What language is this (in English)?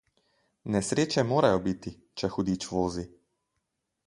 Slovenian